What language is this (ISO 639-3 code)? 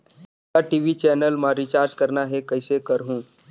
hne